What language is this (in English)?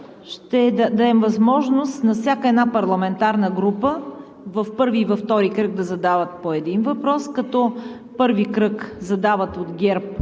Bulgarian